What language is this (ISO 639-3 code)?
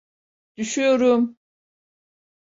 tur